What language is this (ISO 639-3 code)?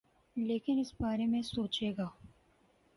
urd